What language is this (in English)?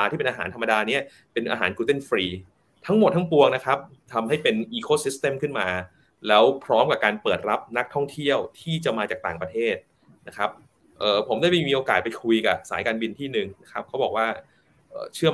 Thai